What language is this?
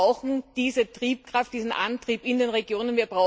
German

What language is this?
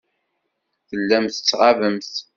Kabyle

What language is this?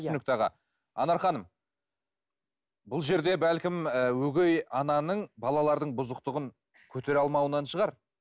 Kazakh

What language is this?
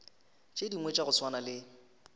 Northern Sotho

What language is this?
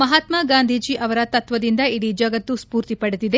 Kannada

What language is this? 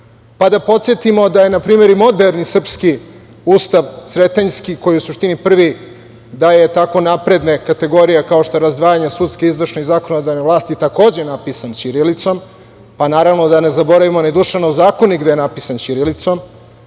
Serbian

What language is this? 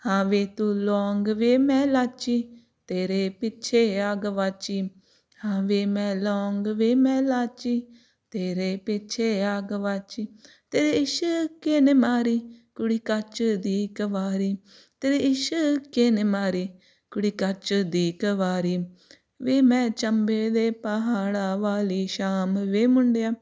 Punjabi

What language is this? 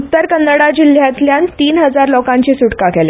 Konkani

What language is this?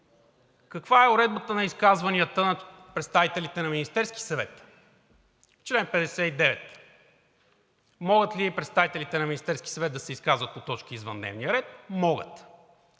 Bulgarian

